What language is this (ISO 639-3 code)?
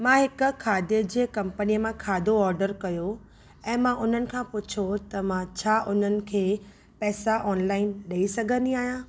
snd